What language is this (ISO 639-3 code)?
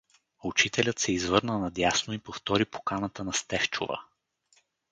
bul